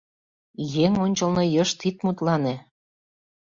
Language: Mari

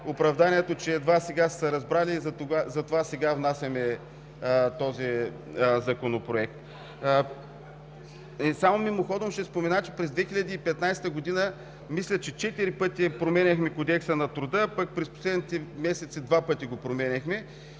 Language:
Bulgarian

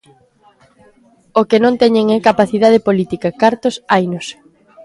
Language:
Galician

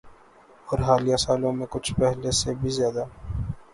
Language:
Urdu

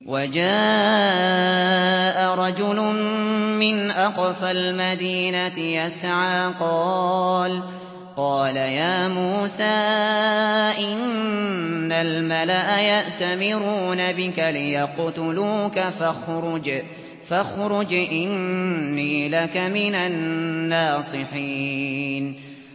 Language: Arabic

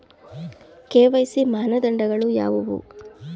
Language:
Kannada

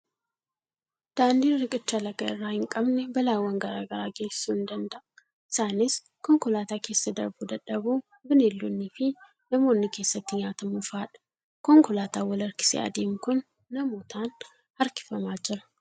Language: Oromo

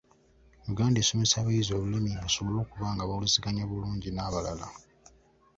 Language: Ganda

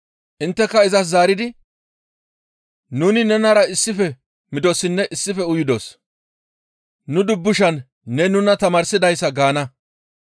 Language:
Gamo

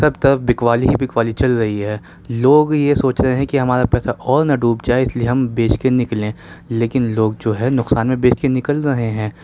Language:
Urdu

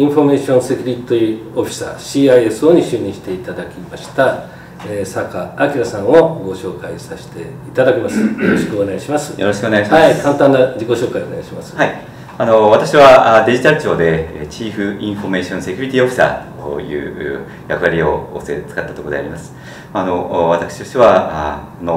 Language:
Japanese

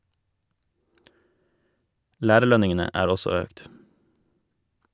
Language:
Norwegian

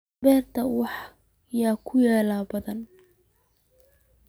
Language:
Somali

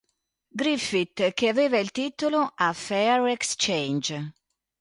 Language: Italian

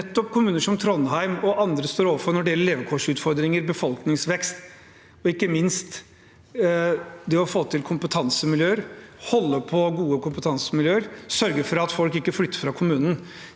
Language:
Norwegian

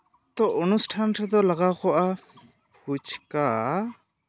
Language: Santali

